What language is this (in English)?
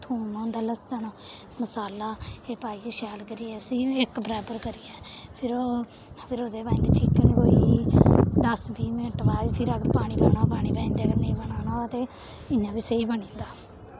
Dogri